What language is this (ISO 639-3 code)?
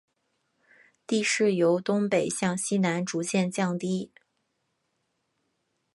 zho